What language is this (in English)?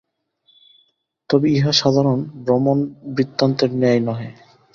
Bangla